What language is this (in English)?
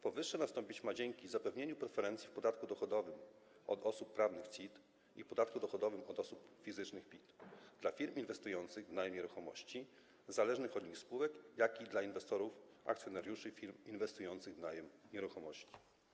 Polish